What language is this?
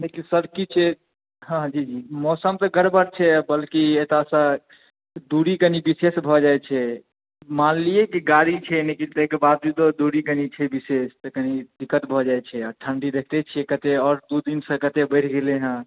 Maithili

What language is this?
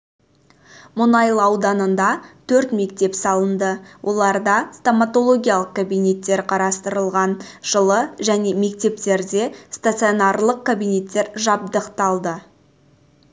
Kazakh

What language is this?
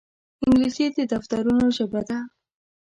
Pashto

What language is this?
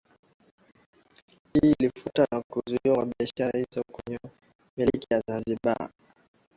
Swahili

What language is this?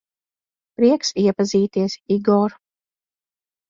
Latvian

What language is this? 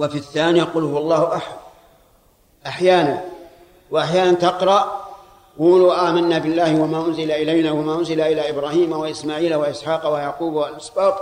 Arabic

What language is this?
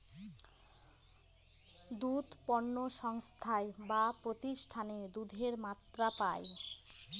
Bangla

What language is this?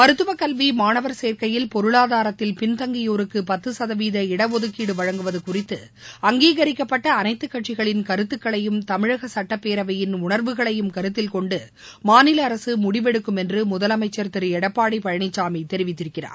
Tamil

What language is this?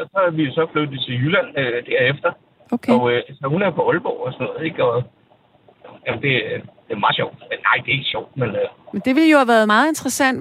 Danish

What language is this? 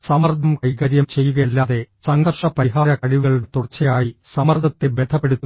Malayalam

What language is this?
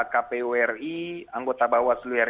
Indonesian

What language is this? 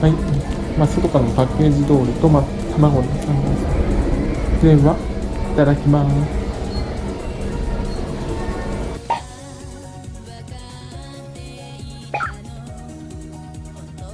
Japanese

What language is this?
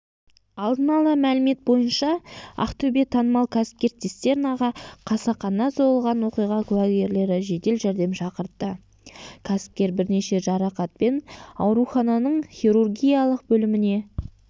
Kazakh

